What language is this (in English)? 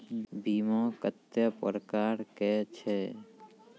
Maithili